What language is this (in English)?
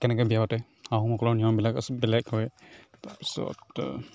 Assamese